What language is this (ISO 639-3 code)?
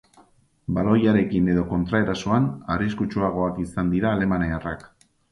eus